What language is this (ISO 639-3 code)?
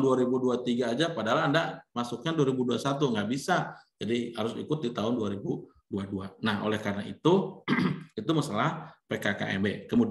ind